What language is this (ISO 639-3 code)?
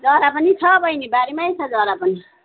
nep